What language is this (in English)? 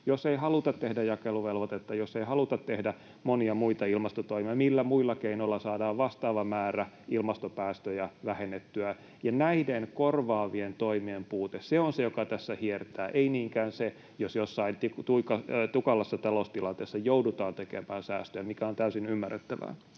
Finnish